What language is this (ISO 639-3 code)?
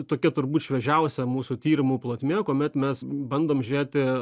lit